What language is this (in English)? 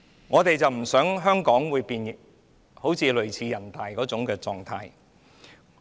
Cantonese